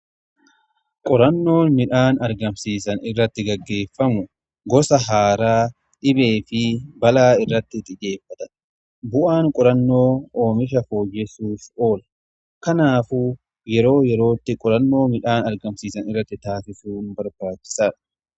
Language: Oromo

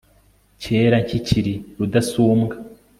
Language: Kinyarwanda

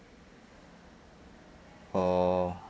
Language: English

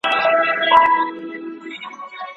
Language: Pashto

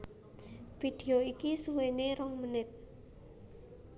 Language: Javanese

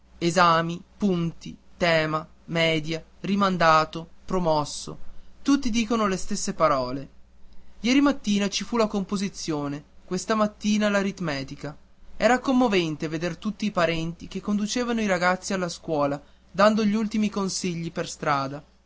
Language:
Italian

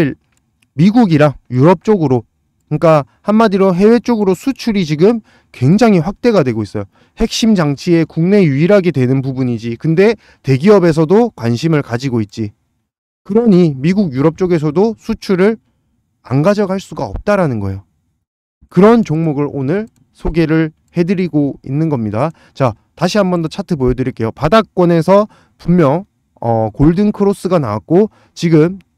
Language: Korean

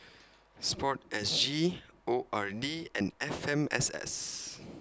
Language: English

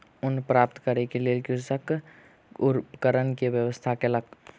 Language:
Maithili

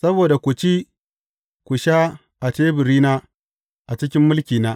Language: Hausa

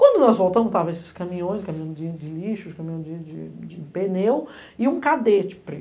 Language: Portuguese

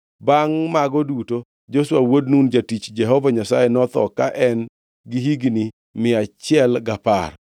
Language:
Luo (Kenya and Tanzania)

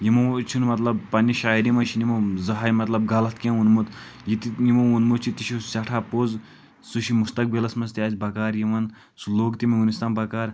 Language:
Kashmiri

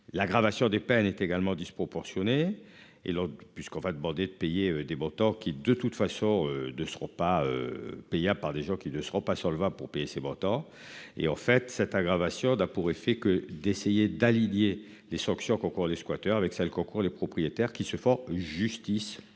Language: French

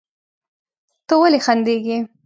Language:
Pashto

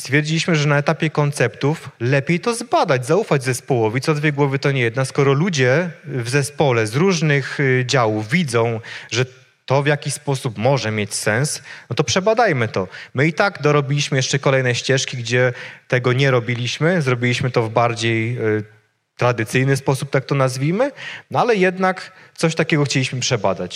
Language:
Polish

